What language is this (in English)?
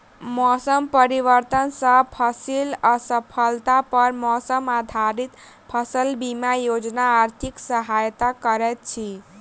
Maithili